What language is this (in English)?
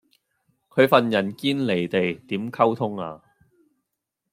Cantonese